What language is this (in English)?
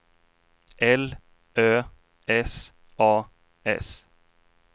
Swedish